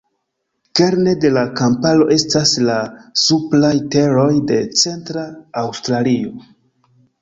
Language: Esperanto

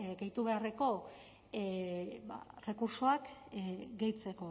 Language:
Basque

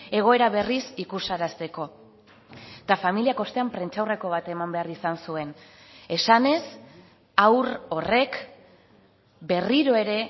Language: Basque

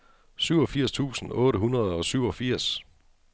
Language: Danish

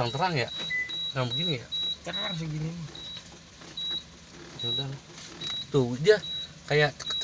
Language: Indonesian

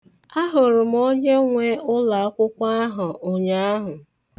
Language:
Igbo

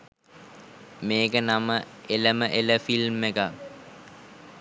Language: Sinhala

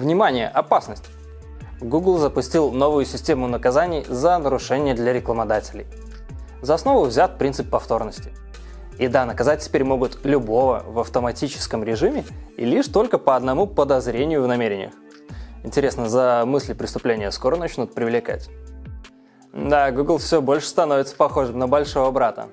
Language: Russian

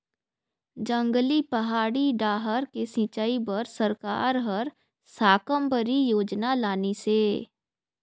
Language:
Chhattisgarhi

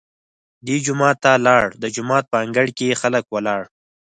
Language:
Pashto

